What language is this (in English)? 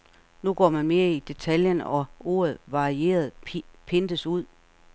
Danish